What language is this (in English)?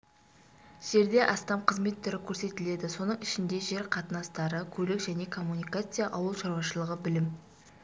Kazakh